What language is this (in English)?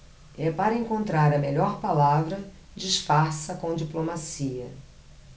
Portuguese